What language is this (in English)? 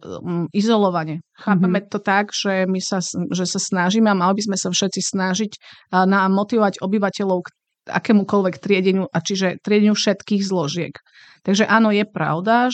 Slovak